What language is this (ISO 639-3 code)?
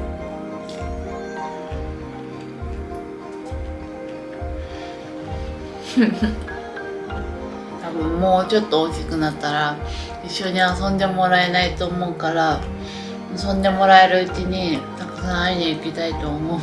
jpn